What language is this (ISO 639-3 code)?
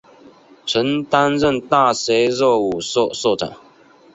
zho